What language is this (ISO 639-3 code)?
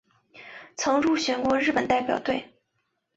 zho